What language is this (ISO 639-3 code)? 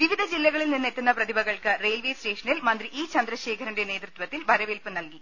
mal